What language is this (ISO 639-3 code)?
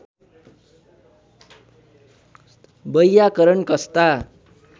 nep